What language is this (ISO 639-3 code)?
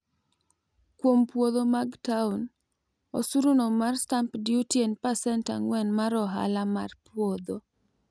luo